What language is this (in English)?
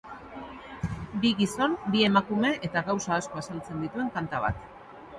Basque